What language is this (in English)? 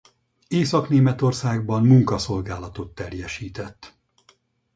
Hungarian